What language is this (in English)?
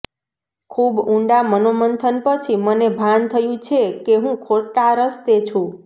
Gujarati